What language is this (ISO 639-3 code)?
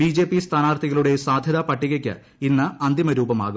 mal